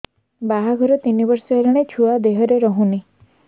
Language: Odia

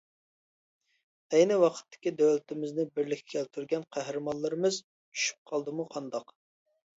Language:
Uyghur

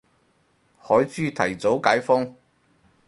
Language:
Cantonese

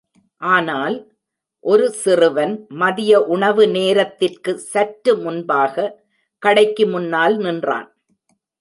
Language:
Tamil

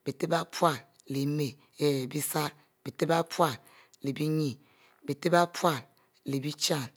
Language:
Mbe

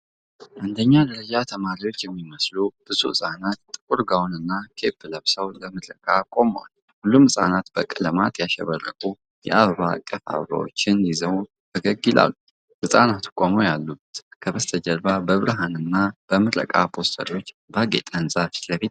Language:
Amharic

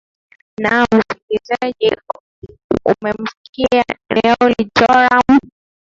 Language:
Swahili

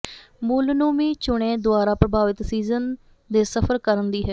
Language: Punjabi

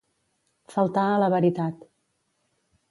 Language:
Catalan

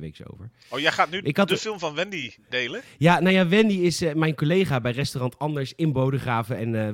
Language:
Dutch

